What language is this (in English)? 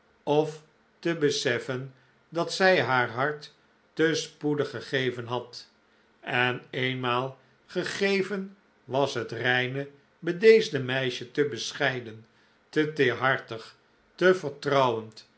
Dutch